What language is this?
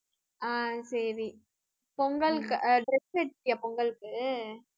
Tamil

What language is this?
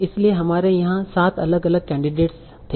Hindi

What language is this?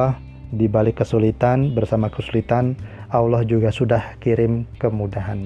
Indonesian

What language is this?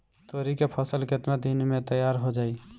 Bhojpuri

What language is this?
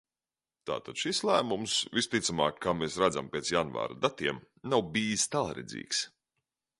Latvian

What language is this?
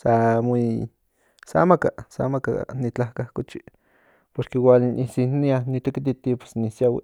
Central Nahuatl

